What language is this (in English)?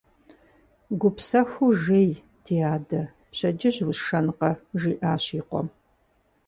Kabardian